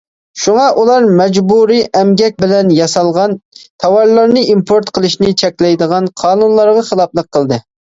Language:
Uyghur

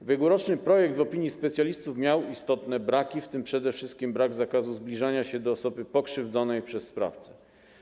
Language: Polish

